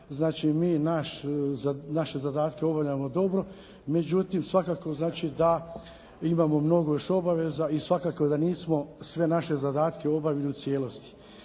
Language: Croatian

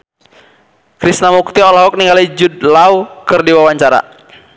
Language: Sundanese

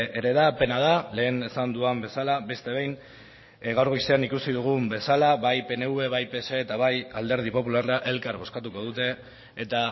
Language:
Basque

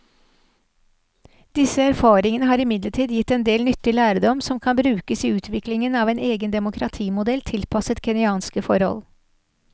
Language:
Norwegian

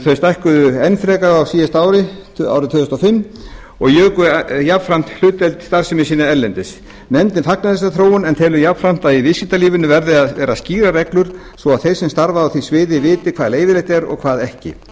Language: Icelandic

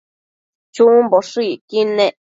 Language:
Matsés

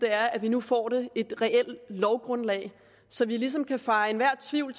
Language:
Danish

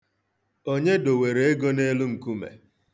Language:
Igbo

